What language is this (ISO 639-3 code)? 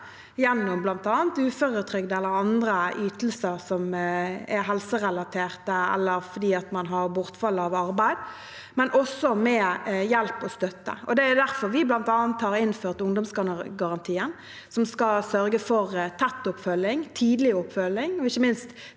nor